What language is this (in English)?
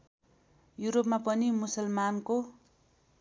Nepali